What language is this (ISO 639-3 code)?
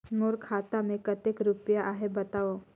hne